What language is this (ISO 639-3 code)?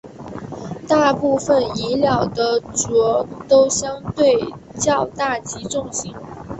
zho